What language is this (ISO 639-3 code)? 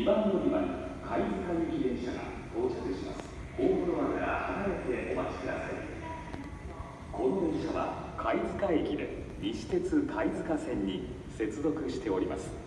jpn